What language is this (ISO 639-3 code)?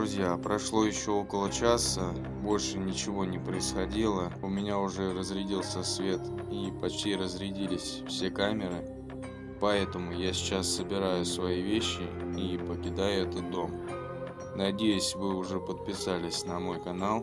rus